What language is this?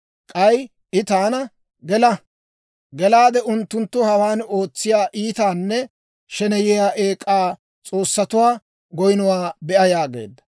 Dawro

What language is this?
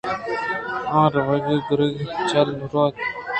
Eastern Balochi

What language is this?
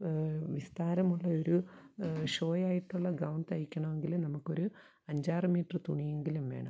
Malayalam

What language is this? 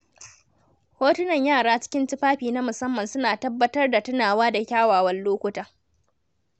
Hausa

